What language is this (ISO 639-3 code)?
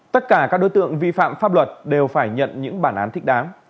vie